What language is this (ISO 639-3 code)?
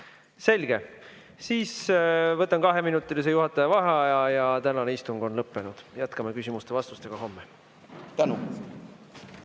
est